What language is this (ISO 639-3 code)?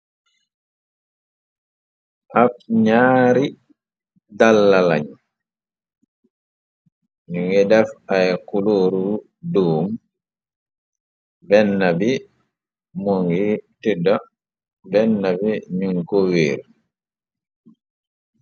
wol